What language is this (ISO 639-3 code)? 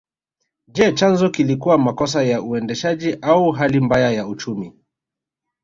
swa